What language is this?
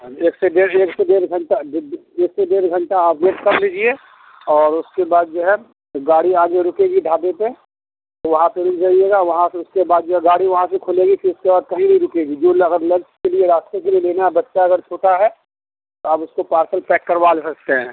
Urdu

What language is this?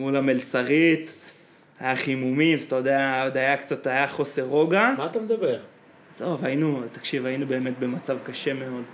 Hebrew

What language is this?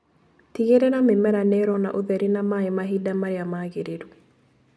Kikuyu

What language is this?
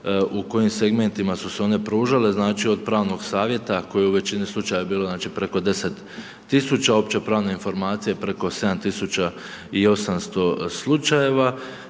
Croatian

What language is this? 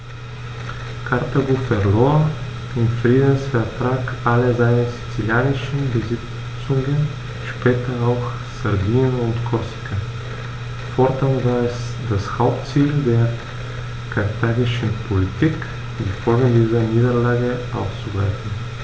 German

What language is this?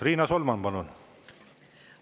Estonian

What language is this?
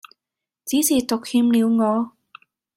Cantonese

